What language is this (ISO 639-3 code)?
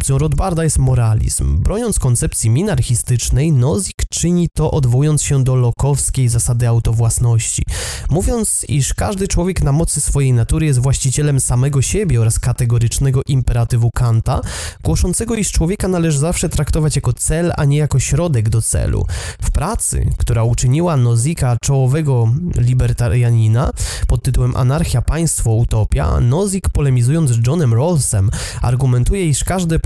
pol